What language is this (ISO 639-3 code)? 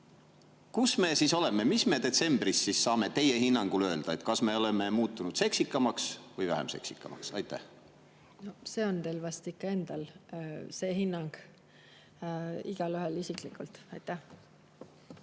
est